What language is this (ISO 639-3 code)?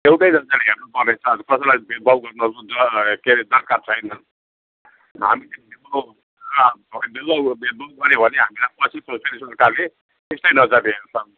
nep